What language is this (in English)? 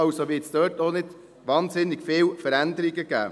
Swiss German